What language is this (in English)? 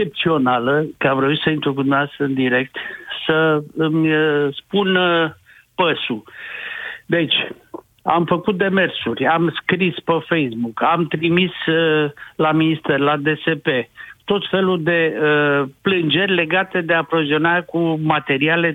Romanian